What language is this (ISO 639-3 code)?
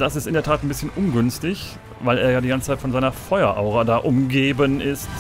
deu